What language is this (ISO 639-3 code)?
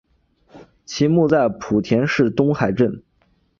zho